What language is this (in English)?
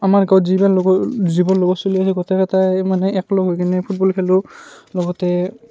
Assamese